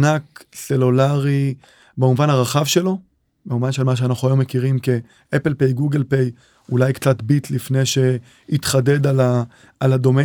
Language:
Hebrew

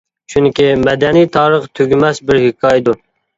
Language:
Uyghur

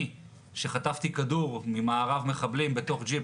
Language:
Hebrew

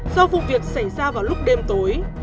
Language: Vietnamese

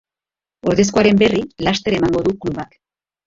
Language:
Basque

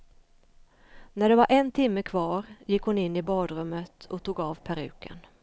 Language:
Swedish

